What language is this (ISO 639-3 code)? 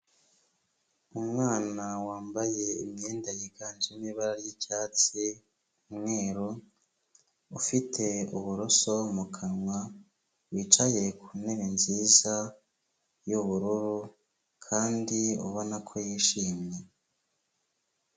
kin